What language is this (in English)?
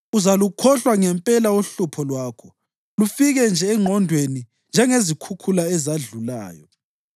North Ndebele